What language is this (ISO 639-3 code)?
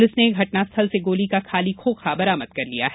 hin